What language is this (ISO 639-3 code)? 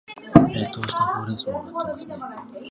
jpn